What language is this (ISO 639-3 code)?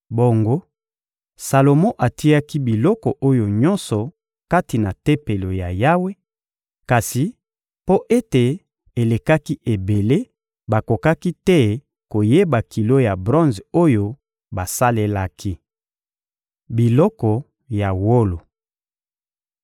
lin